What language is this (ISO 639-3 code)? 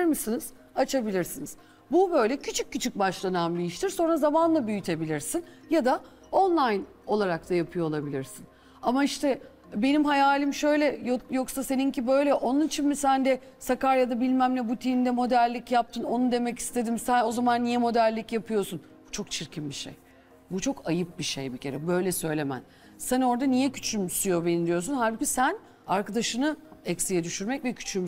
tur